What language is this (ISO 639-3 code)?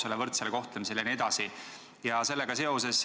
est